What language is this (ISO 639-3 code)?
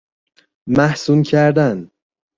fas